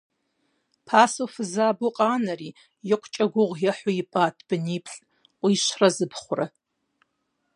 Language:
Kabardian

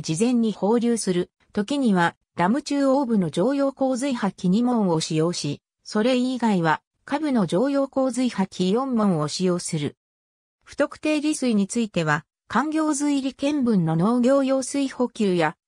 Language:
Japanese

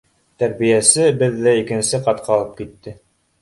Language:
Bashkir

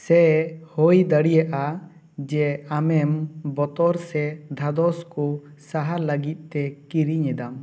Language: Santali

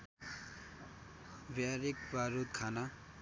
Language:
Nepali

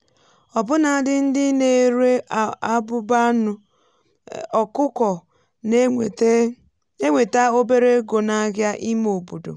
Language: Igbo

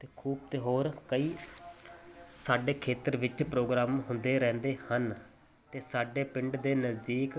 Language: Punjabi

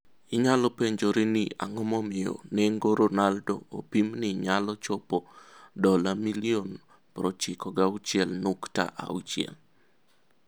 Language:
Luo (Kenya and Tanzania)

